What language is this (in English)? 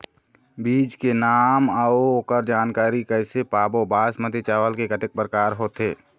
Chhattisgarhi